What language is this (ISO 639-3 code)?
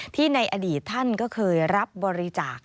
tha